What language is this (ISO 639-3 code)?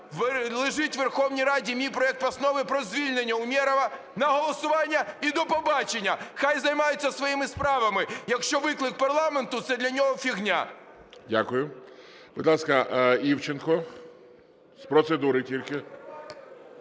ukr